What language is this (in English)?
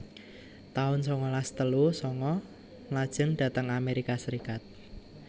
Javanese